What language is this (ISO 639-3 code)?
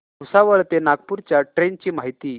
mar